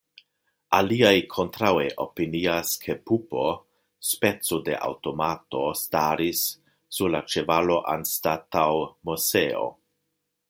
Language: Esperanto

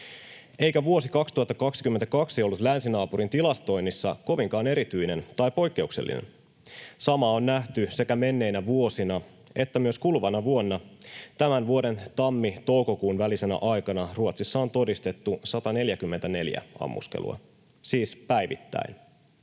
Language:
Finnish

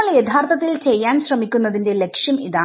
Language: Malayalam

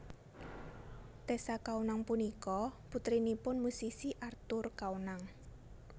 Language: Javanese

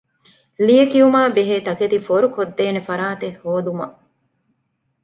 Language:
Divehi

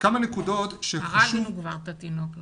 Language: Hebrew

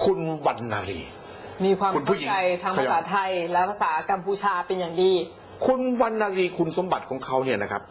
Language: Thai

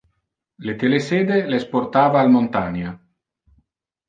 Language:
Interlingua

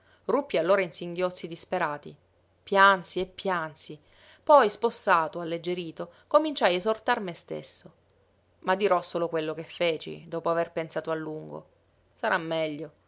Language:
Italian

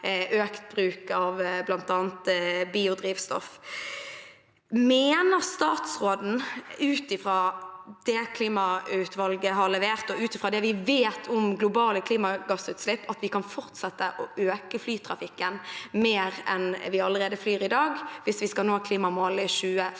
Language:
Norwegian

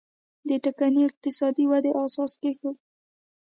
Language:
Pashto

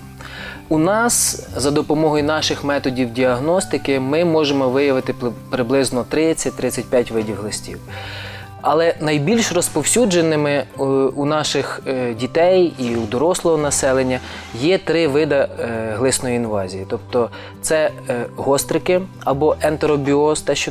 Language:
Ukrainian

